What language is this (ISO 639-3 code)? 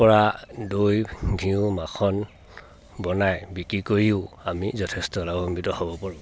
asm